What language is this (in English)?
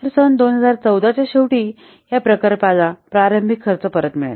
Marathi